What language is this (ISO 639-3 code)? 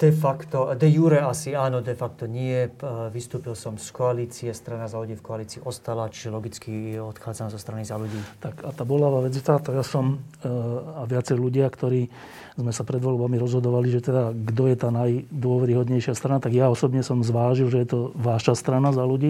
slk